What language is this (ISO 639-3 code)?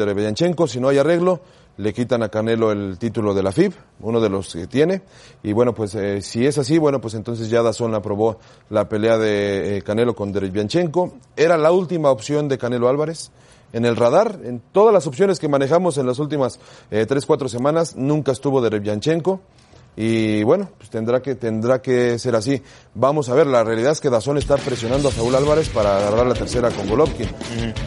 spa